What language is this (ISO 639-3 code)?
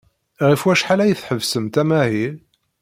kab